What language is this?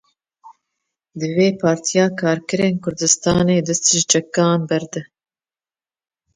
Kurdish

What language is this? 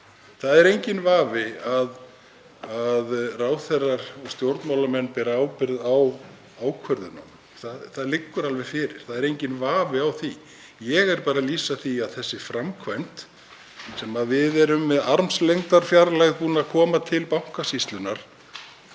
Icelandic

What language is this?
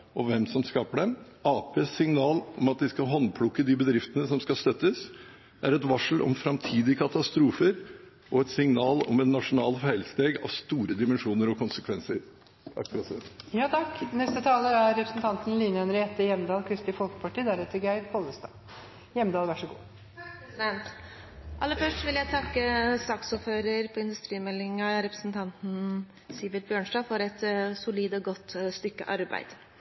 Norwegian Bokmål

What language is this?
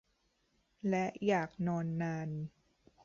Thai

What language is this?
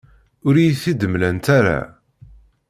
Kabyle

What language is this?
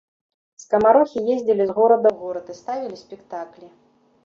Belarusian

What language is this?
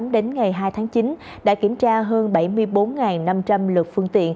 Vietnamese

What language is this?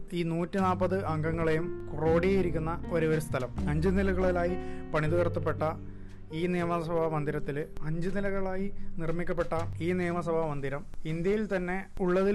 Malayalam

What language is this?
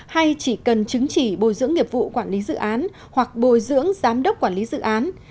Vietnamese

